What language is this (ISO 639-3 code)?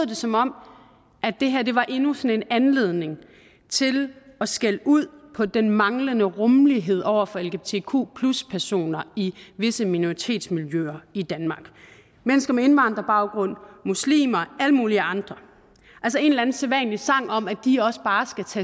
dan